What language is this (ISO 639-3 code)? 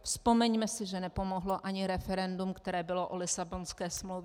ces